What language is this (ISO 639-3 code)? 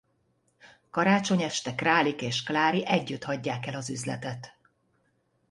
hun